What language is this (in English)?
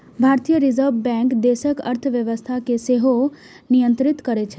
Maithili